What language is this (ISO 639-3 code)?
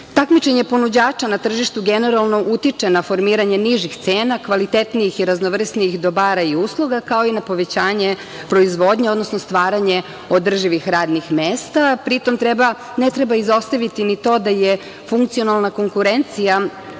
srp